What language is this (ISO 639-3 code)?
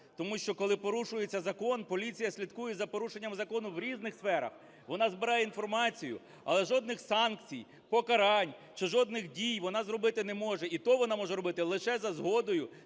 ukr